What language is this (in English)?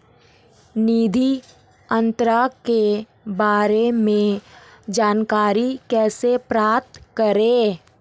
Hindi